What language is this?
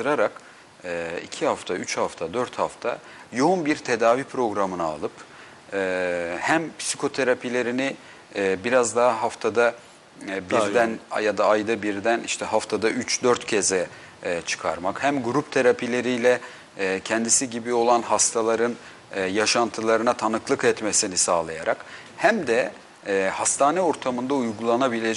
Turkish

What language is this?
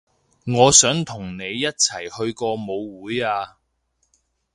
Cantonese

